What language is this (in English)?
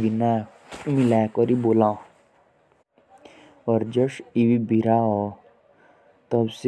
Jaunsari